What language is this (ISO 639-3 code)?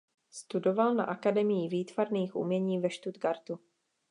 ces